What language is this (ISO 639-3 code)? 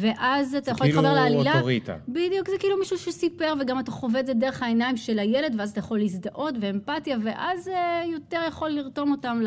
heb